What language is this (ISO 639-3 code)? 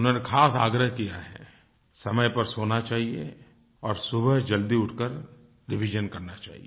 hin